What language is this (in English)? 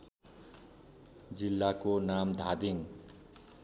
Nepali